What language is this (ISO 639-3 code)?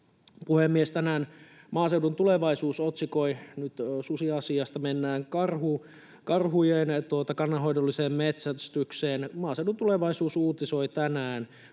fin